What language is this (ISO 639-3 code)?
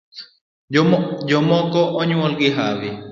luo